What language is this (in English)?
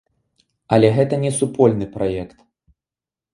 Belarusian